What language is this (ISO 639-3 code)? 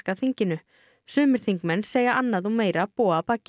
isl